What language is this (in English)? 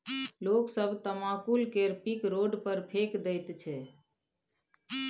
Maithili